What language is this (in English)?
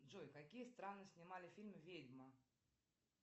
Russian